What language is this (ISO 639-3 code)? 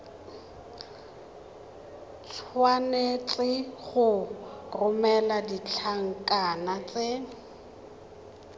tsn